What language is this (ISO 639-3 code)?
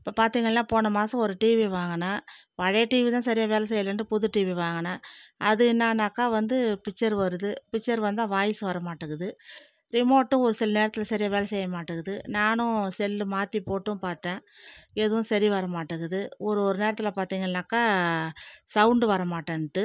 tam